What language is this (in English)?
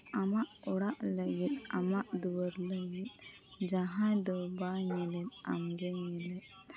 Santali